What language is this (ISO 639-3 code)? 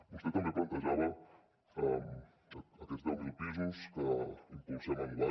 cat